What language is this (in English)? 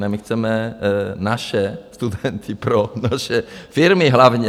Czech